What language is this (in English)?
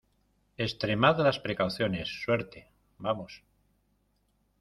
Spanish